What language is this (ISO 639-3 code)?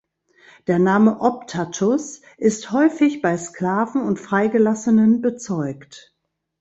deu